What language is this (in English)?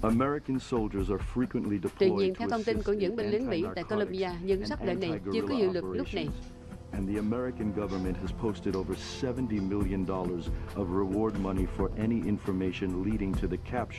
Vietnamese